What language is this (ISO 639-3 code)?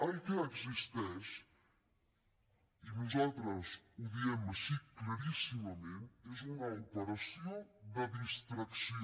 cat